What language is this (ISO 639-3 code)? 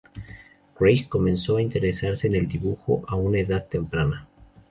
spa